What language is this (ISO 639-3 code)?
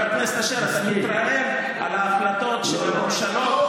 heb